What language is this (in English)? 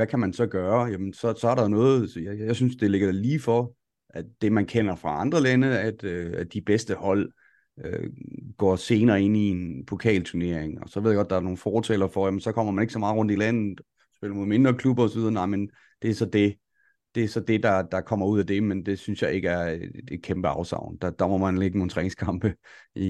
Danish